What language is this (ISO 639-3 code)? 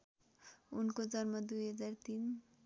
nep